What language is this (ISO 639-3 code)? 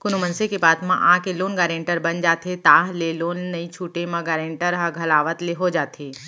hne